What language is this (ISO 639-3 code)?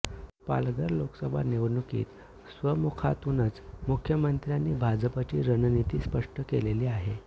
mar